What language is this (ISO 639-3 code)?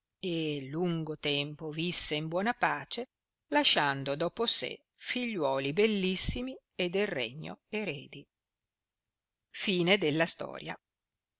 ita